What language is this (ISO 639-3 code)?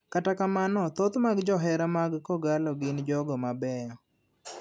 luo